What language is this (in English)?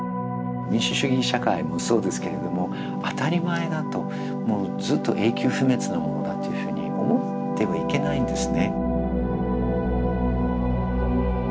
Japanese